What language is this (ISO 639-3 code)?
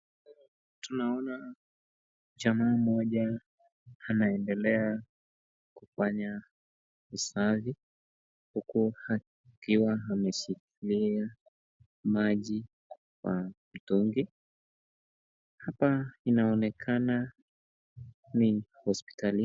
swa